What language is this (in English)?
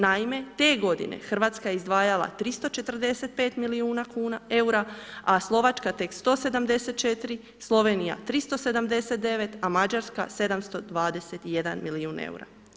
Croatian